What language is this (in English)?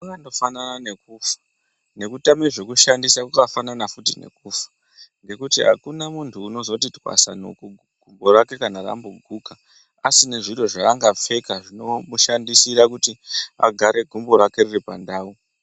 Ndau